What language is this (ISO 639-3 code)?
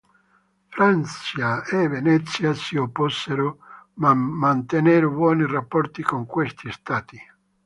ita